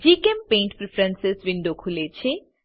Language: Gujarati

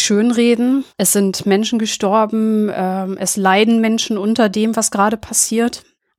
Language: German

